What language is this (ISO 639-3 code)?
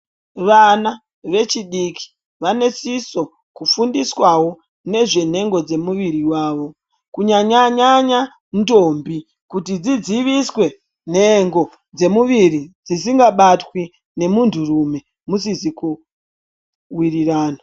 ndc